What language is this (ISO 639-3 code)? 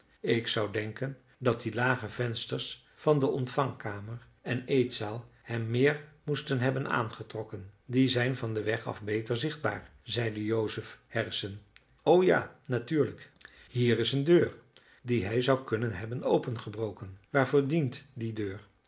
nld